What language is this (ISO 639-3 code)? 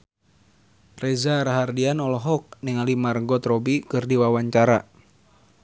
sun